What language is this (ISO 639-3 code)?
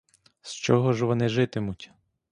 ukr